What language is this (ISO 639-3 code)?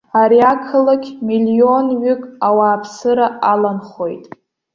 abk